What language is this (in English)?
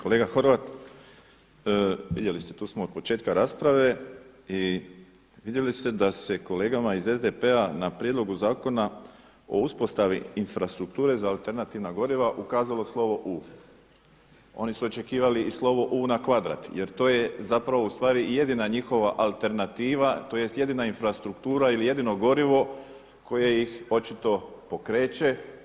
Croatian